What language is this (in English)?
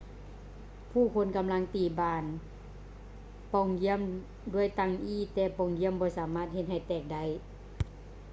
Lao